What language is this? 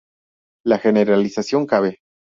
Spanish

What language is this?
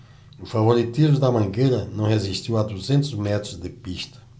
Portuguese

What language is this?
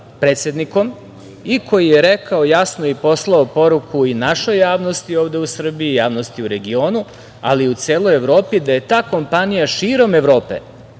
Serbian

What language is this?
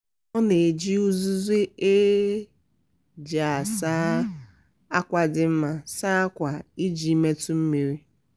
Igbo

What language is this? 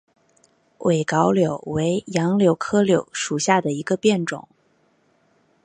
Chinese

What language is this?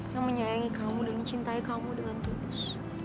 Indonesian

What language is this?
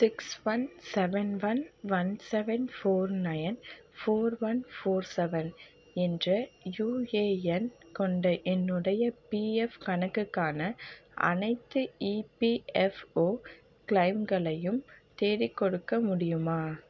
Tamil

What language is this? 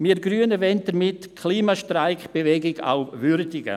Swiss German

